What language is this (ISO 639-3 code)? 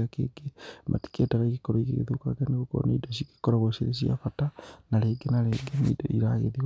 kik